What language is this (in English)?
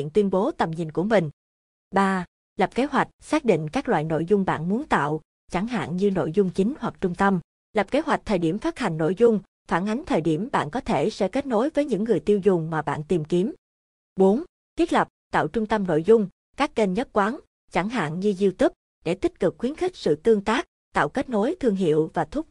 Vietnamese